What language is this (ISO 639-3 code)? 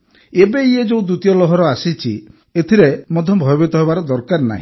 ori